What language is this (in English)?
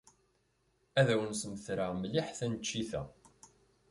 Kabyle